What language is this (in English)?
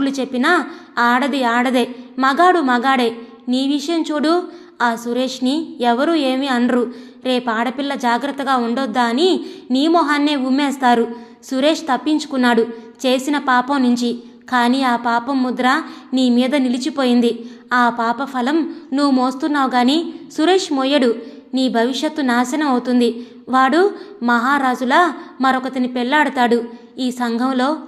Telugu